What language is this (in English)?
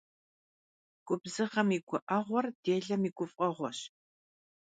Kabardian